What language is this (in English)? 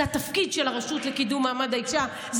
Hebrew